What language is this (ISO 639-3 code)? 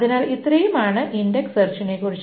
mal